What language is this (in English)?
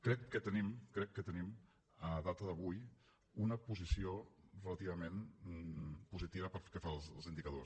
Catalan